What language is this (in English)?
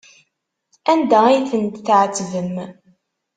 Kabyle